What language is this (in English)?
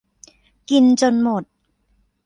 Thai